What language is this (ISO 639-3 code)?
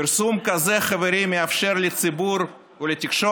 heb